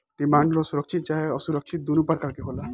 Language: Bhojpuri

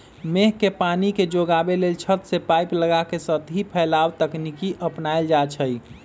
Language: Magahi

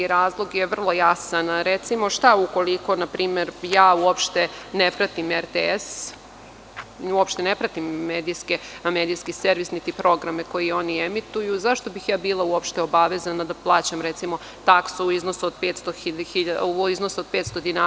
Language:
Serbian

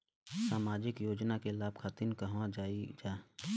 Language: Bhojpuri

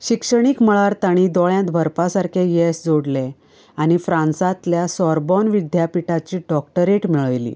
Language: Konkani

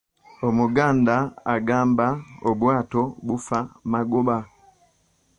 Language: Ganda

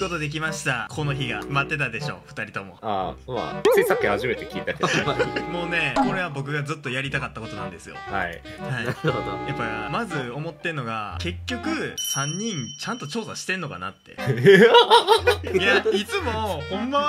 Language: Japanese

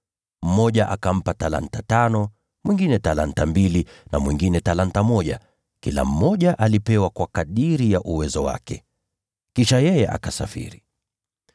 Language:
Swahili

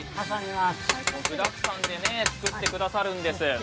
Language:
Japanese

